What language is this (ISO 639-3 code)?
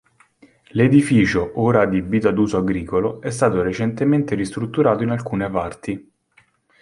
ita